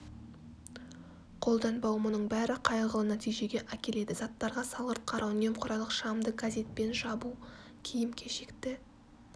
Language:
Kazakh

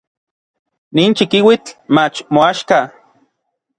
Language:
Orizaba Nahuatl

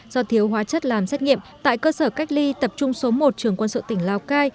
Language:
Vietnamese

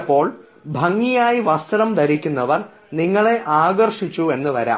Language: Malayalam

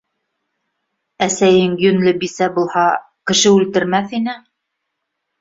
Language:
Bashkir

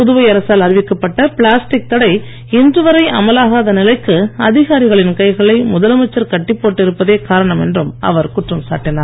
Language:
Tamil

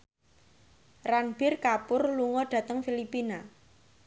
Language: Javanese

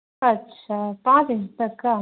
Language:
Urdu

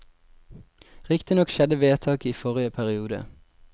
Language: Norwegian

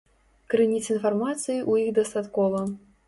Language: Belarusian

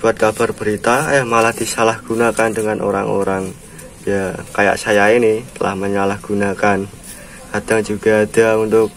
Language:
Indonesian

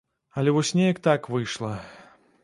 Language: Belarusian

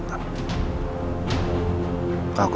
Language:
Indonesian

